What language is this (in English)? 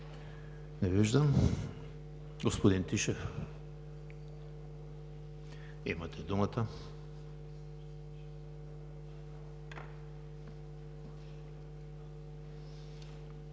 Bulgarian